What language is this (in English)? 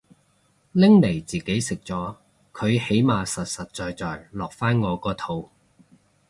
Cantonese